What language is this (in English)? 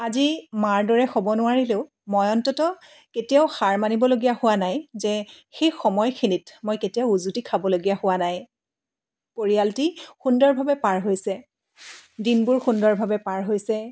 Assamese